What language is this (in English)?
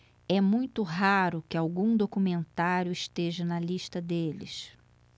Portuguese